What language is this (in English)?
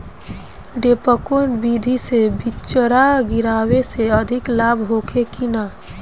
Bhojpuri